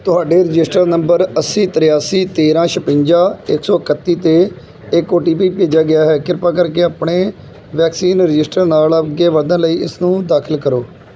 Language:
Punjabi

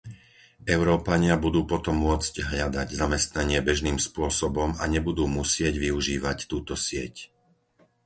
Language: Slovak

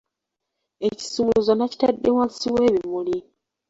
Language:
Ganda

